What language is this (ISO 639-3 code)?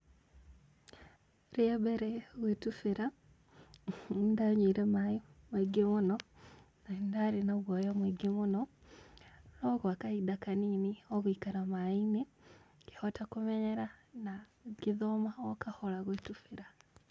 kik